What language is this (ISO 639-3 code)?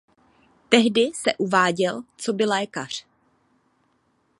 ces